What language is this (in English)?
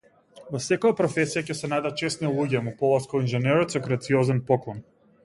Macedonian